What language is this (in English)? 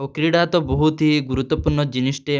Odia